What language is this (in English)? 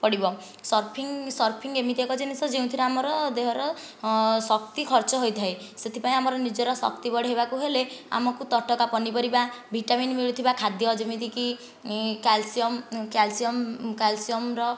Odia